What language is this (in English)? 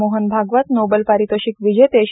Marathi